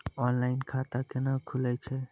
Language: Maithili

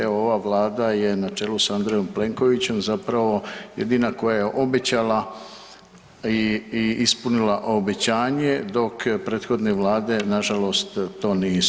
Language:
Croatian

